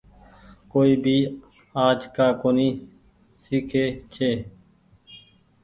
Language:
Goaria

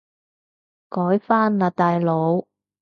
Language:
Cantonese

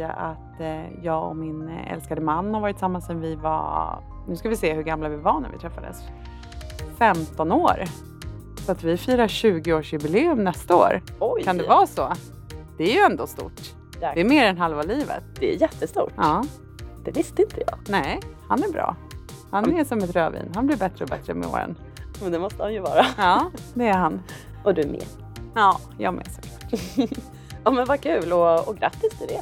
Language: Swedish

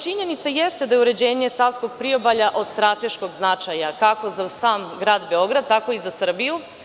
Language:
Serbian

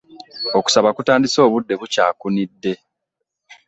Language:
Ganda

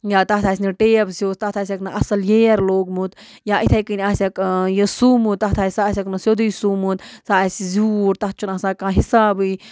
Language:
Kashmiri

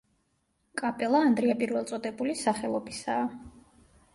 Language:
Georgian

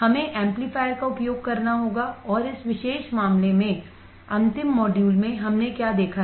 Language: Hindi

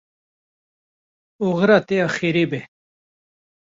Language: Kurdish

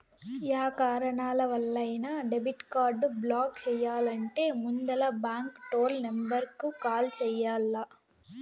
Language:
Telugu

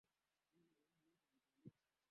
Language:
Swahili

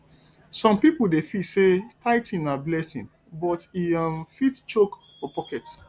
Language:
Nigerian Pidgin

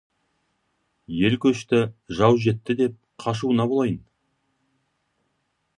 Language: Kazakh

